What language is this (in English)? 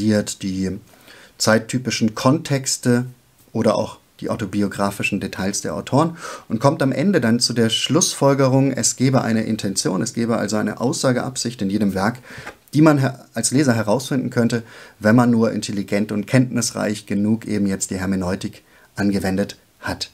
German